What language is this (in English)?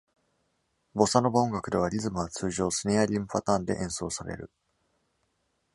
Japanese